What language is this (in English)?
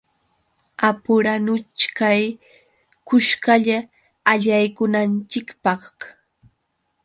Yauyos Quechua